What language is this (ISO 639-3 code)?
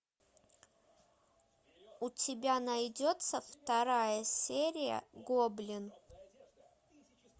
rus